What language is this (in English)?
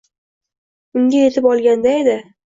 Uzbek